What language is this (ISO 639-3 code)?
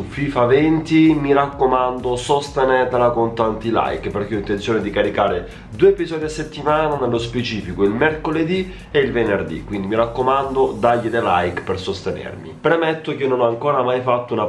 ita